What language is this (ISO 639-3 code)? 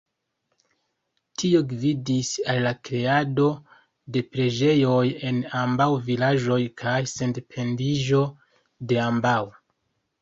epo